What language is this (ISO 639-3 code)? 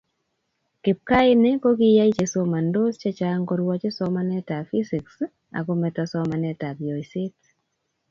kln